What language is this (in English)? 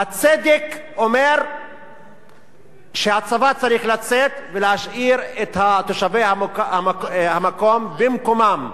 Hebrew